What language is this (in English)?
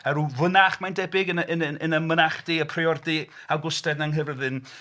Welsh